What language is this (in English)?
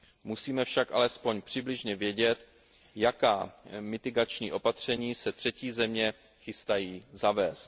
Czech